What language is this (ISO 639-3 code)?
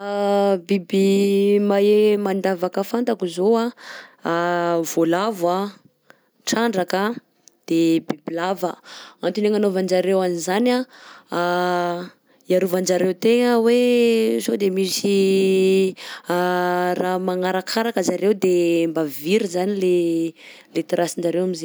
bzc